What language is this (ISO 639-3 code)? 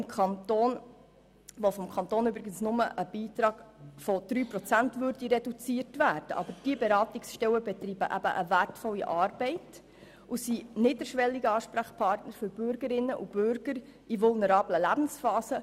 gsw